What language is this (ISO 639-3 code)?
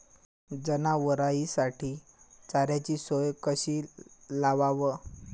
mar